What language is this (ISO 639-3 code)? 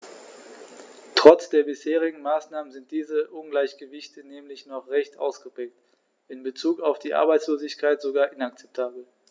deu